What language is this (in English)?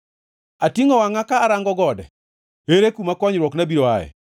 Luo (Kenya and Tanzania)